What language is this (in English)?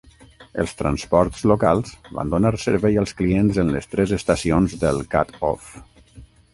Catalan